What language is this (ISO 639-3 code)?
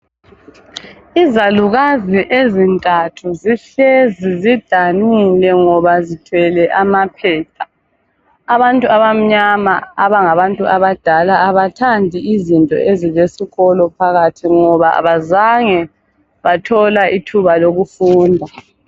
nde